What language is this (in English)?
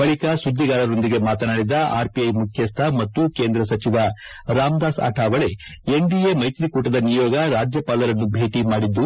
Kannada